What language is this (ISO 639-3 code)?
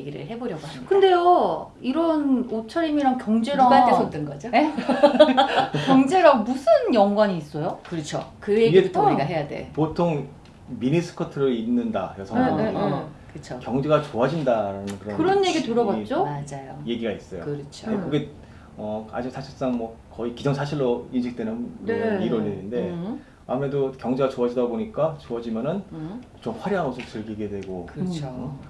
kor